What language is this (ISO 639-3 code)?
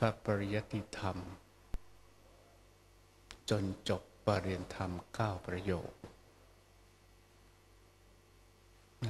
tha